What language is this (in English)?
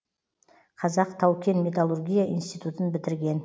Kazakh